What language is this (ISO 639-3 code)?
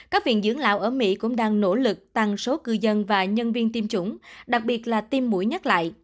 vie